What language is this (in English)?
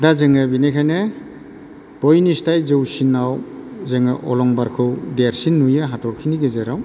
Bodo